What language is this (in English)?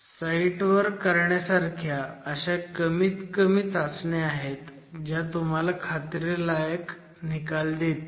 Marathi